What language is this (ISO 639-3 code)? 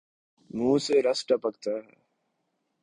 urd